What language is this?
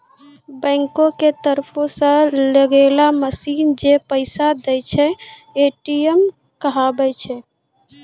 Maithili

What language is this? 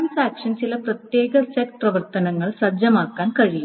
Malayalam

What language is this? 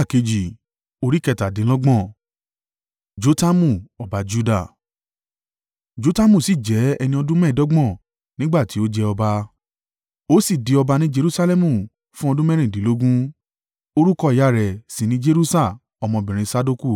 Yoruba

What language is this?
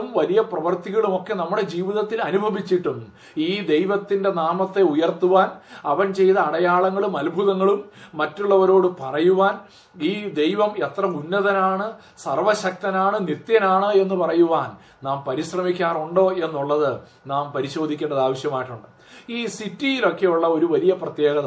Malayalam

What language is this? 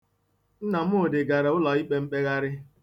Igbo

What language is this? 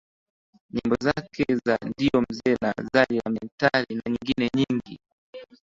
Swahili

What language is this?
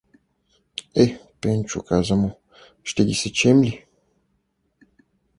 Bulgarian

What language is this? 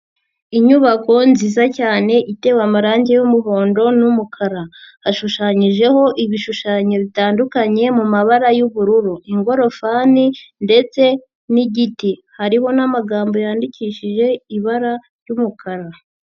Kinyarwanda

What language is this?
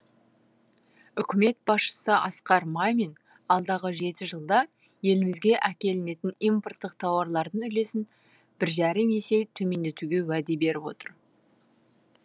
Kazakh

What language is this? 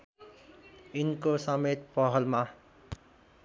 Nepali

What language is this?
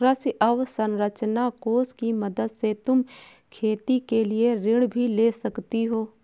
Hindi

